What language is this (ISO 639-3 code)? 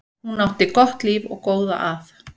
isl